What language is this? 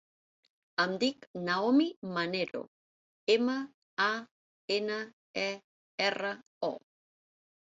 Catalan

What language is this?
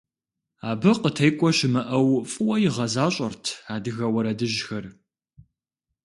Kabardian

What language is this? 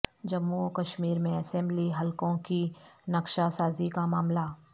Urdu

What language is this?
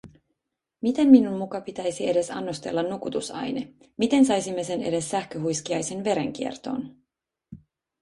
Finnish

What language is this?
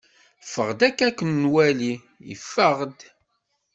Kabyle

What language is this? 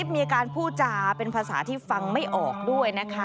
Thai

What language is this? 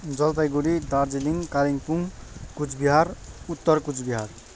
Nepali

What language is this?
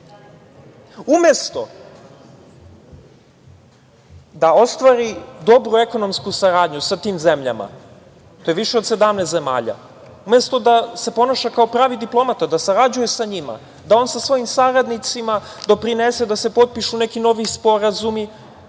Serbian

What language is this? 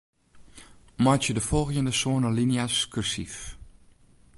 Western Frisian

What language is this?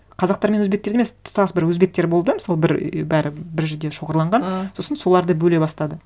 Kazakh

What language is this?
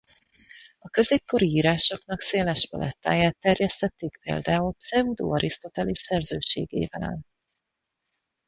Hungarian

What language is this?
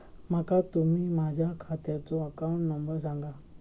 Marathi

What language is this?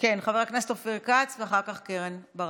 Hebrew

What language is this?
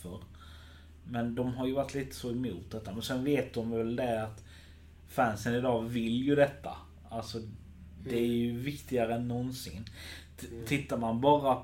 Swedish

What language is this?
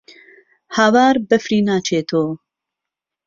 Central Kurdish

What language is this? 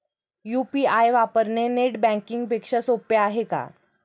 Marathi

